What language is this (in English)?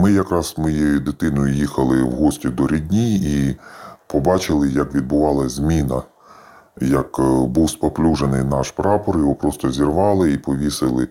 Ukrainian